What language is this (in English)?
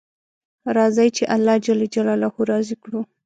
Pashto